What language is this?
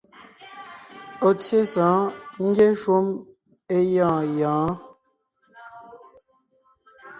Ngiemboon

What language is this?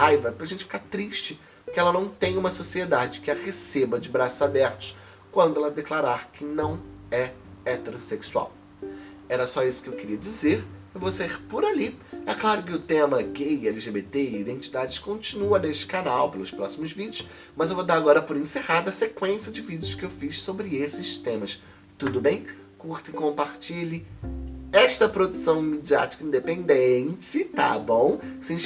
Portuguese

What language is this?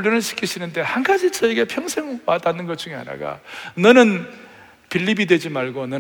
Korean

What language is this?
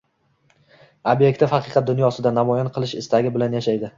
Uzbek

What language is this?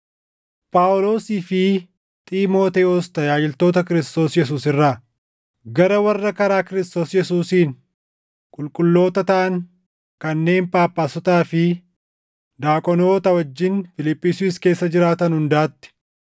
Oromo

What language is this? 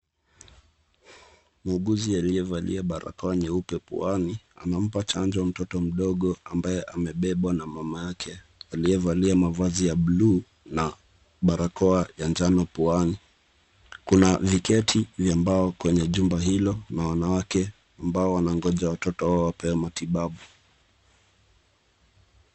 Swahili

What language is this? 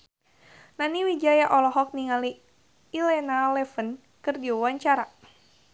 Sundanese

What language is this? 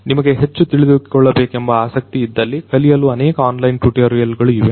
Kannada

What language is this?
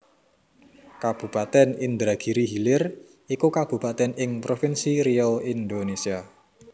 Javanese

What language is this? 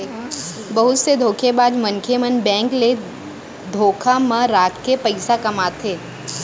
Chhattisgarhi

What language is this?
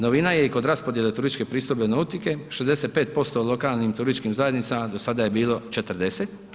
Croatian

